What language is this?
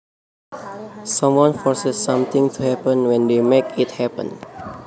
Javanese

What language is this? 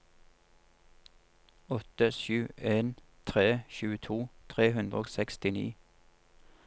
Norwegian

